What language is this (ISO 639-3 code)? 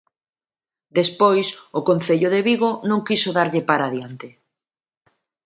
glg